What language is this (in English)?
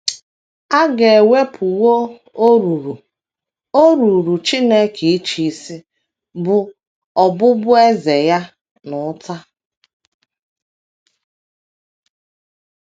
Igbo